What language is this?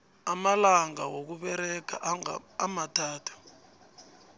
South Ndebele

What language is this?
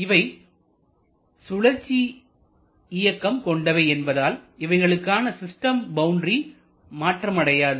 Tamil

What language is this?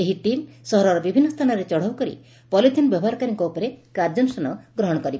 Odia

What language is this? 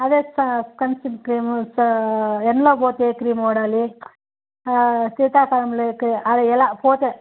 Telugu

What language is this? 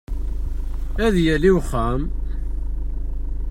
Kabyle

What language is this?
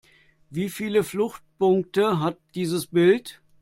German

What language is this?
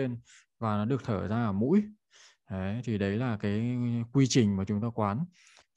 Vietnamese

